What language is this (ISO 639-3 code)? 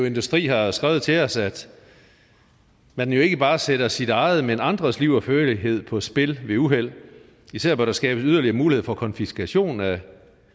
dan